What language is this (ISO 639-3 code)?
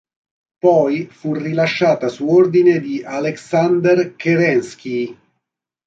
ita